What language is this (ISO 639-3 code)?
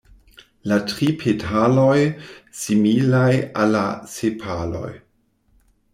epo